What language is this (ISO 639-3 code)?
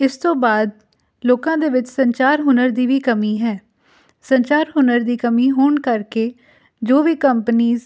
pan